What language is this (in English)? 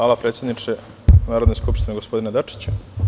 Serbian